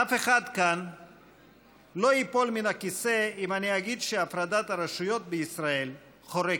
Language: Hebrew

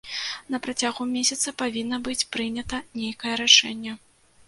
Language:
Belarusian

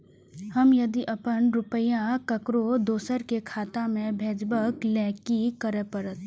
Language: Maithili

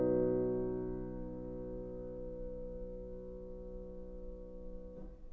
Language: Icelandic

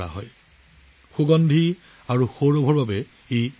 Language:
Assamese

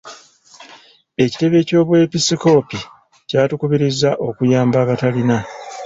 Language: Ganda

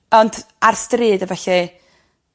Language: Welsh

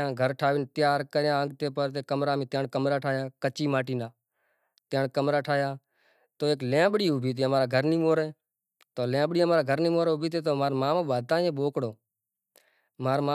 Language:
Kachi Koli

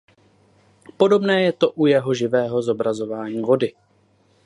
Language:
Czech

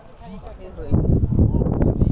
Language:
Bhojpuri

